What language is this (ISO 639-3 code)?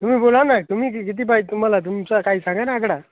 mar